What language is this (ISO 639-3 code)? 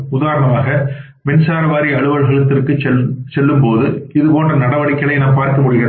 tam